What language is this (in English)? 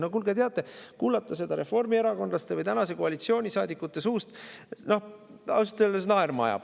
Estonian